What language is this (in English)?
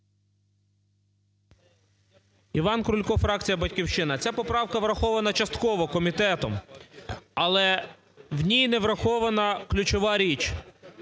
Ukrainian